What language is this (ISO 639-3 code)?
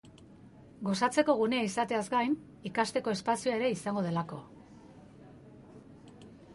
eus